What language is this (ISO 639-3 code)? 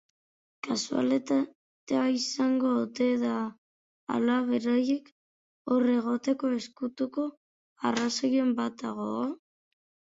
eus